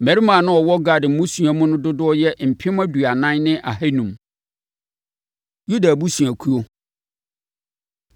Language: Akan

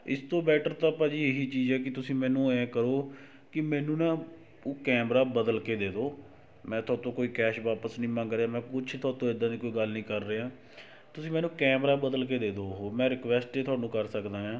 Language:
Punjabi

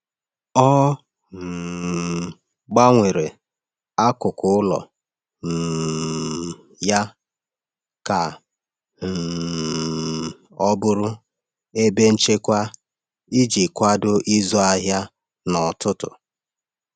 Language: Igbo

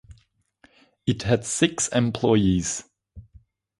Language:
English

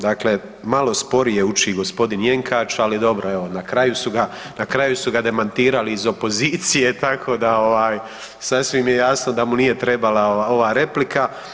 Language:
Croatian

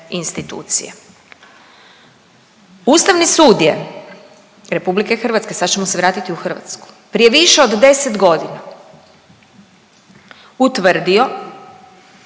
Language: Croatian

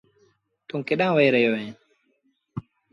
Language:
Sindhi Bhil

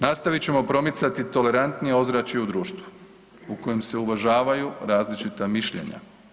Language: Croatian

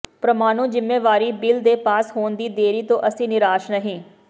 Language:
Punjabi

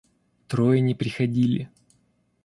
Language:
Russian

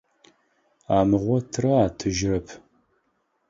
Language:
Adyghe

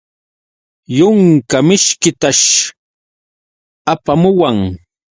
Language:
Yauyos Quechua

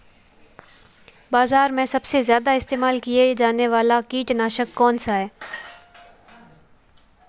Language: Hindi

